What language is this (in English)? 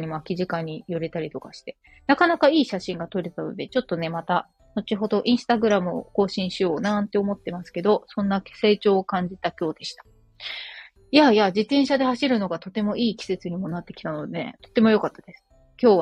Japanese